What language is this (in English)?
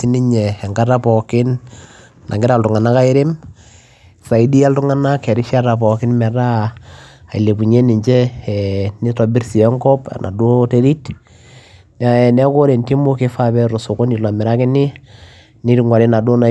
Masai